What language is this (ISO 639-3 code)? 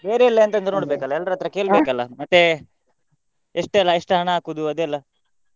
kan